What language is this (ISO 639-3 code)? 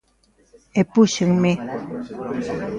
glg